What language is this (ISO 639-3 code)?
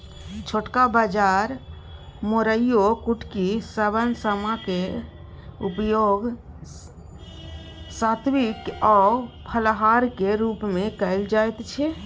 mai